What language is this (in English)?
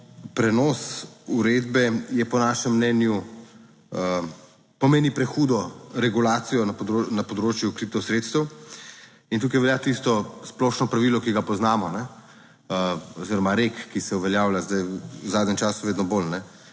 Slovenian